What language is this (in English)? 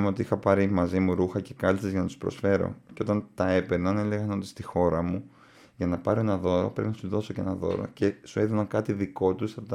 Greek